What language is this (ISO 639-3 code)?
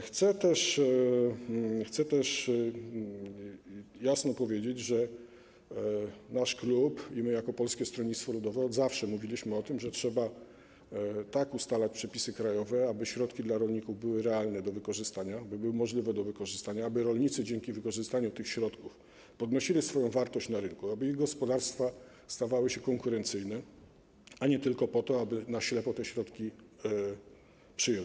pol